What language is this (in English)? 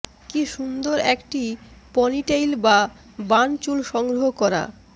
Bangla